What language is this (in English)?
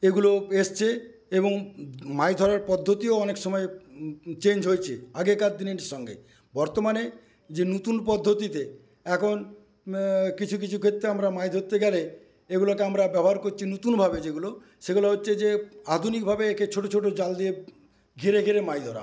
Bangla